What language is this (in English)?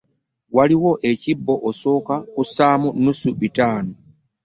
Ganda